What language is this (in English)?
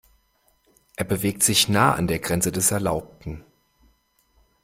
German